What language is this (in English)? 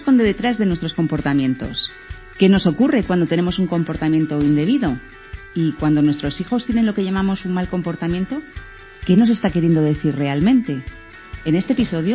Spanish